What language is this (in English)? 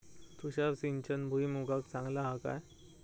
Marathi